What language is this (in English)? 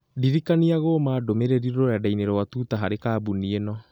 Kikuyu